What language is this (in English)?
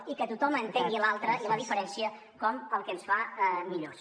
Catalan